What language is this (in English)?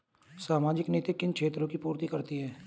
Hindi